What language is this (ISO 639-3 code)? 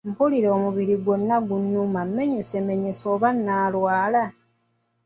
lug